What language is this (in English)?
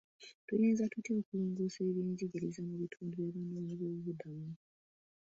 Ganda